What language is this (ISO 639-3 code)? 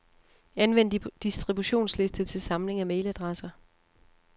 dan